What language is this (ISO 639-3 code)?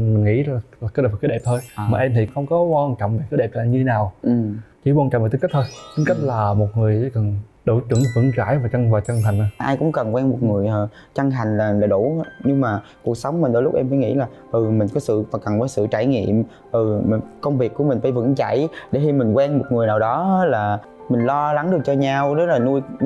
vie